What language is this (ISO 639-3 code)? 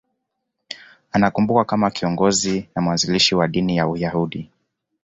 swa